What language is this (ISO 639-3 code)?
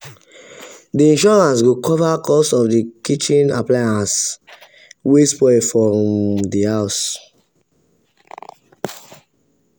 pcm